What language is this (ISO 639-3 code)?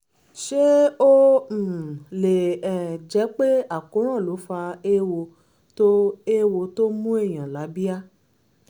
yor